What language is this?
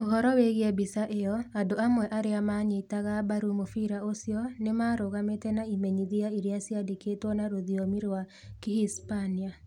Kikuyu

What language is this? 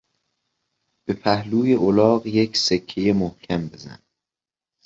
Persian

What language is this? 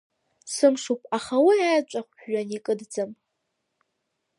Abkhazian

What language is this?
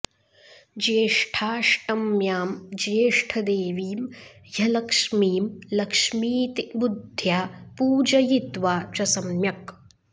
Sanskrit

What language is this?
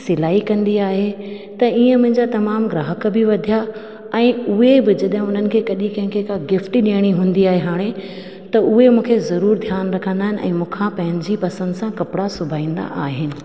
Sindhi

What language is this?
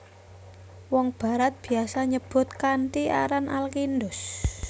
Javanese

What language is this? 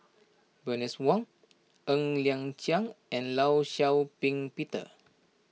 English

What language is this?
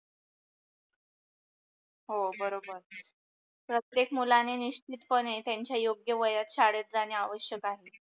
Marathi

